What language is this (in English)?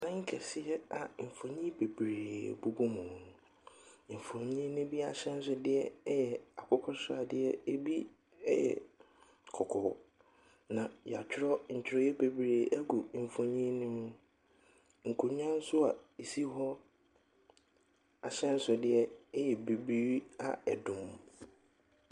Akan